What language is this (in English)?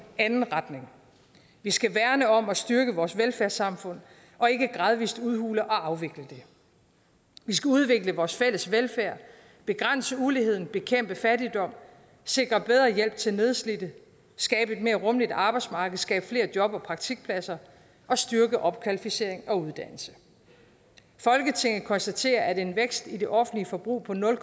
Danish